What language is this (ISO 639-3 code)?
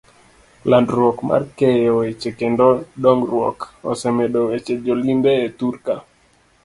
luo